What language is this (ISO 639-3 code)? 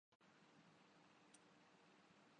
urd